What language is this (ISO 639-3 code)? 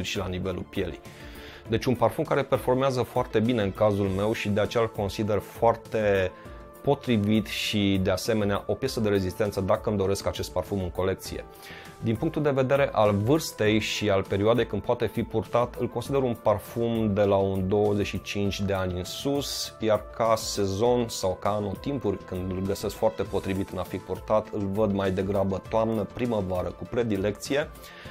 ron